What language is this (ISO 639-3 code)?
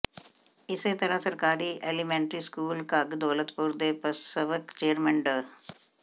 pan